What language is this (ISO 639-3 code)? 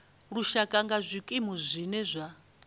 ven